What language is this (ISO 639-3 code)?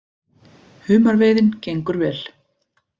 isl